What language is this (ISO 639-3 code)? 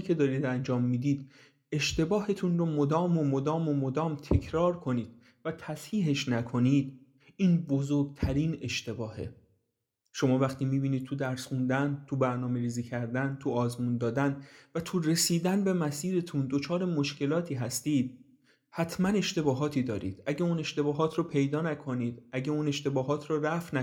fas